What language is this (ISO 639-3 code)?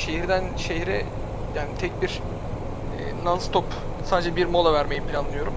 tur